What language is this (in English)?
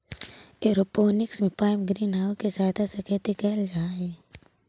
Magahi